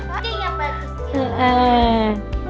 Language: Indonesian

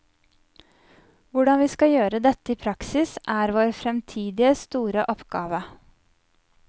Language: Norwegian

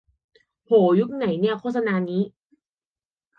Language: Thai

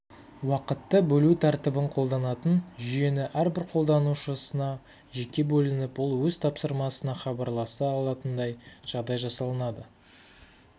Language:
Kazakh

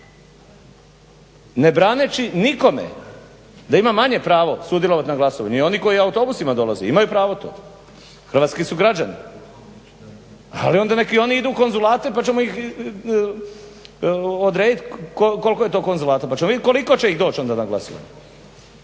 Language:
Croatian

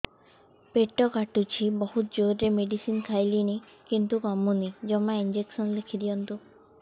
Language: Odia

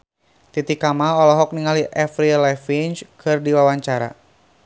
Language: Sundanese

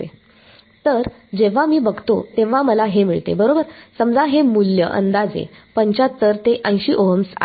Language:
Marathi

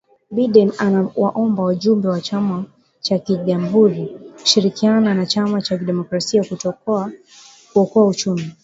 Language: Swahili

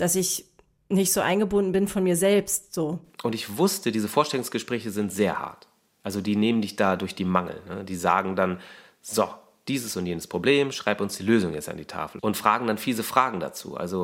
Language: German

